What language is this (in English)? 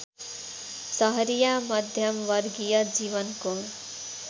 Nepali